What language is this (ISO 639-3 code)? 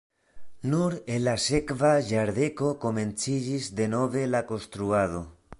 epo